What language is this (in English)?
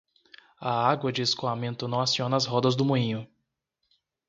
Portuguese